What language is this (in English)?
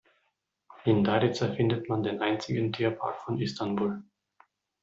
German